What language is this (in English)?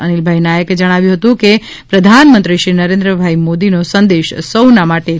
Gujarati